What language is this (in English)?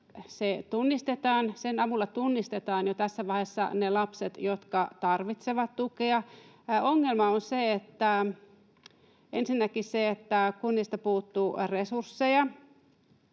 Finnish